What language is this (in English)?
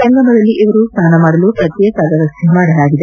Kannada